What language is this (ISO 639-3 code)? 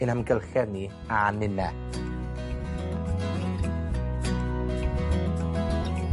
cym